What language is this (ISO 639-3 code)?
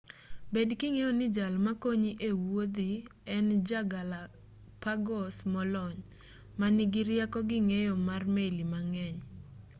luo